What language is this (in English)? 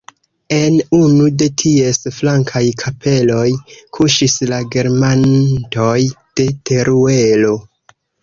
Esperanto